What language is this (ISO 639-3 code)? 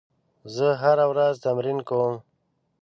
pus